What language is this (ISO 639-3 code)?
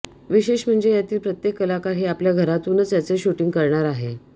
mar